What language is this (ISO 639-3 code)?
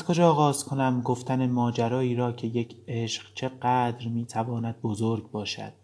fas